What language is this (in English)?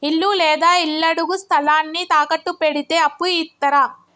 Telugu